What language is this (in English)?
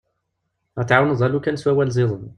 Kabyle